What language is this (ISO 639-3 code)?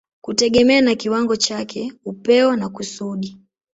swa